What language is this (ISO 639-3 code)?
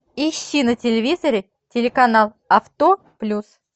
rus